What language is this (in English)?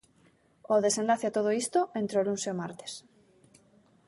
Galician